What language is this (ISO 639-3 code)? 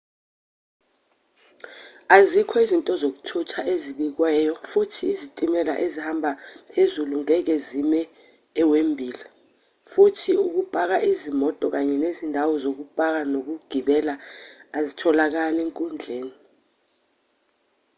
zul